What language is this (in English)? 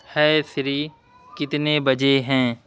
Urdu